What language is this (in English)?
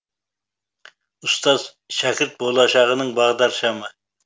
Kazakh